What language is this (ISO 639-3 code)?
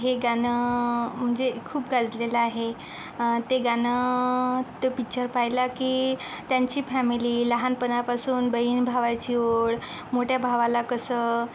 mar